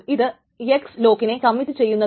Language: Malayalam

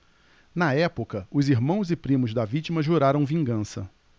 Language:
Portuguese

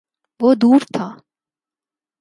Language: Urdu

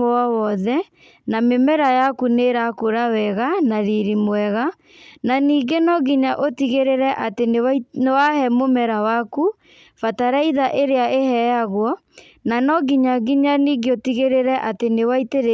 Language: Kikuyu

